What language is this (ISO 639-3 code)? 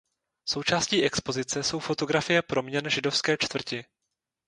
ces